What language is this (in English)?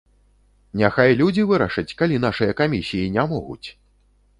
Belarusian